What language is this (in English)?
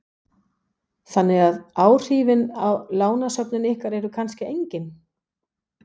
Icelandic